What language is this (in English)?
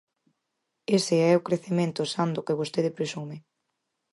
Galician